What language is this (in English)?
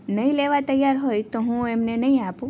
Gujarati